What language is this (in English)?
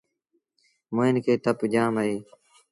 Sindhi Bhil